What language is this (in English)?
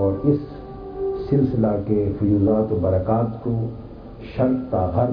Urdu